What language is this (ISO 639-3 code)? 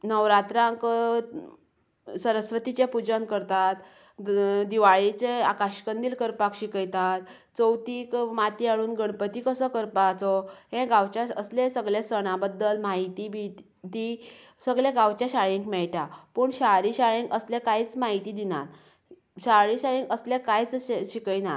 kok